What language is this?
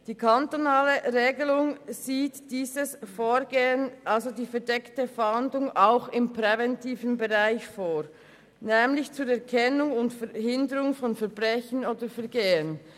Swiss German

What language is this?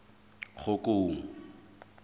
Southern Sotho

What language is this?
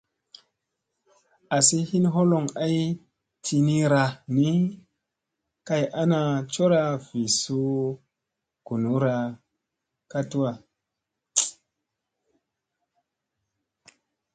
Musey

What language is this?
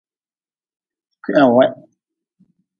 Nawdm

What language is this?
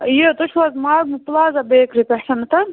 Kashmiri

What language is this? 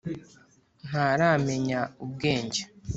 Kinyarwanda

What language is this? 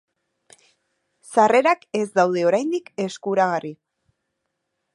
Basque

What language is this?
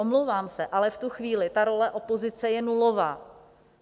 Czech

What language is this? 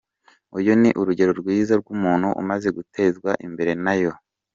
Kinyarwanda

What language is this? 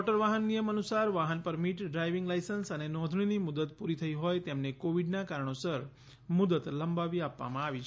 Gujarati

